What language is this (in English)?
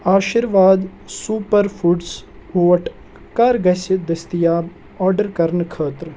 Kashmiri